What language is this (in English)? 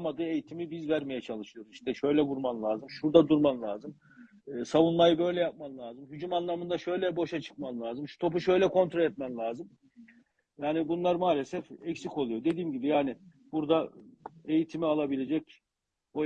Turkish